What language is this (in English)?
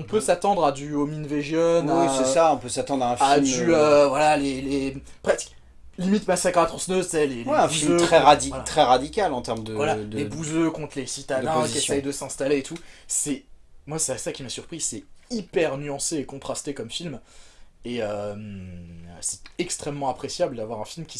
French